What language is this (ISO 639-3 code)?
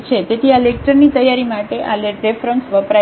guj